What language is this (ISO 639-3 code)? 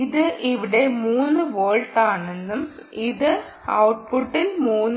mal